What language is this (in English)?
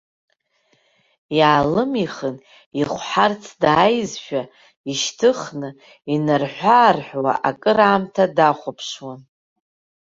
Abkhazian